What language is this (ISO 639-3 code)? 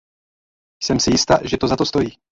ces